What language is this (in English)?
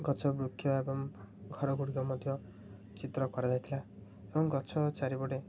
Odia